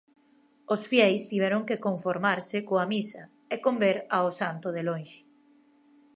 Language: Galician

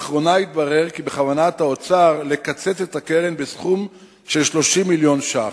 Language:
Hebrew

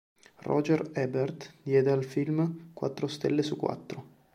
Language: Italian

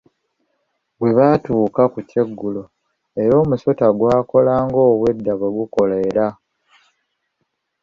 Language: Ganda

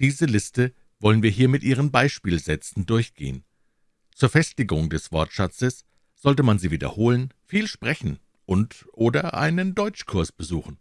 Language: German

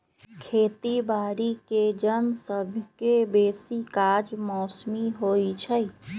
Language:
Magahi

